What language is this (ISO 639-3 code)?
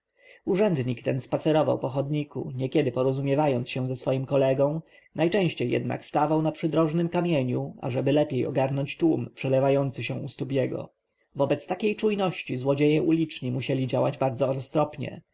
pol